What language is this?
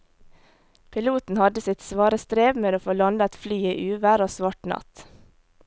Norwegian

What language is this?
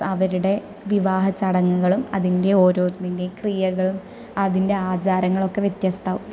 Malayalam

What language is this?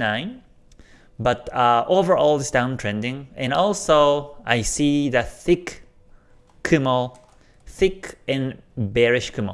English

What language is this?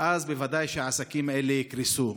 Hebrew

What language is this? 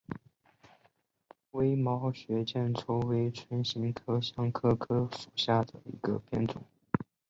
Chinese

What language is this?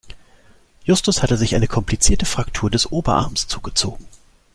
German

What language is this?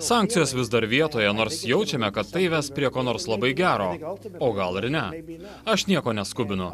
Lithuanian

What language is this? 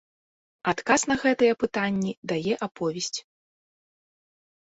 Belarusian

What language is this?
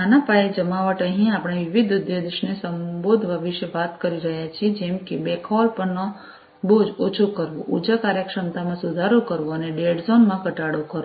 Gujarati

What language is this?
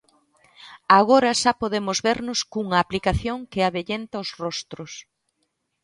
Galician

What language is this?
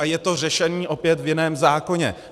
Czech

